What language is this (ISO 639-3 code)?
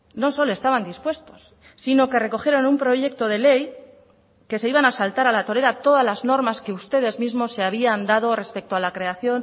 spa